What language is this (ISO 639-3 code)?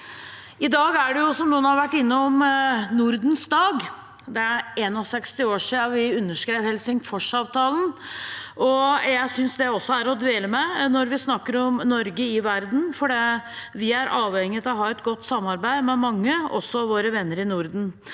nor